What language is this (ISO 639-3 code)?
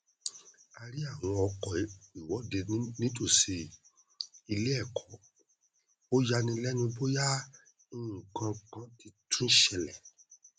yor